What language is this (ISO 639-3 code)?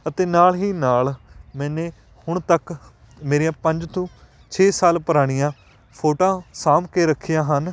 pan